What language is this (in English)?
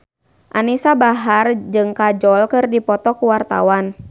Sundanese